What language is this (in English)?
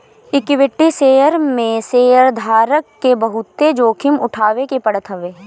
Bhojpuri